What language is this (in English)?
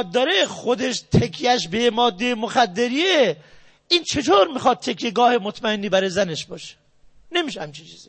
Persian